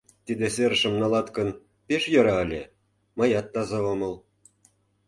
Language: Mari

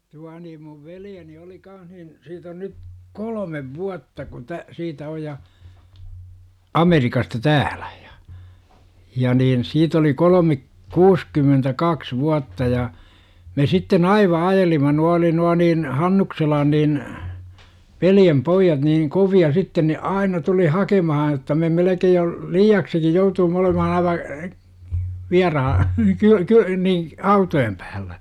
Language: Finnish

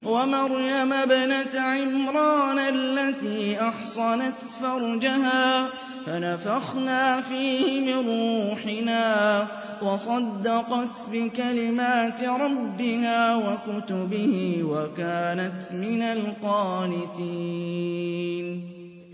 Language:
Arabic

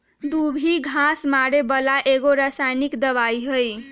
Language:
Magahi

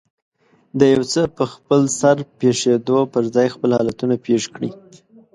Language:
Pashto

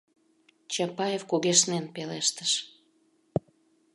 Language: Mari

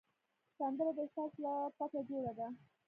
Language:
Pashto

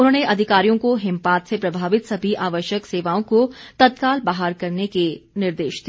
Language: Hindi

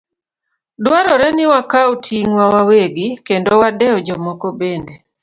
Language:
Luo (Kenya and Tanzania)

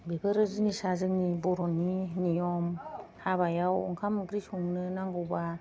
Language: Bodo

